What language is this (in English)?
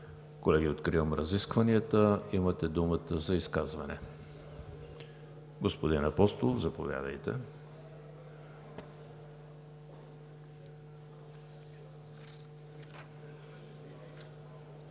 Bulgarian